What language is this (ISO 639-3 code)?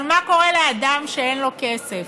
heb